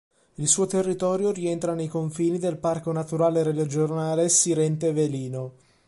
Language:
Italian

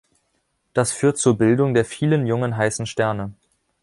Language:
German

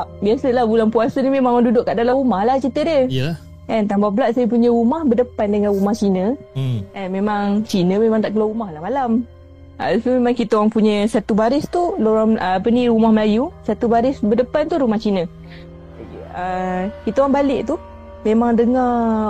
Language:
Malay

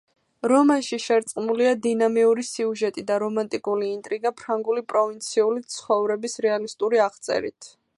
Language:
Georgian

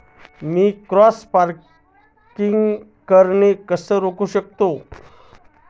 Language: Marathi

